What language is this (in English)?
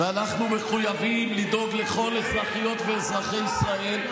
Hebrew